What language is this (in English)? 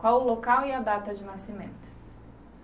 Portuguese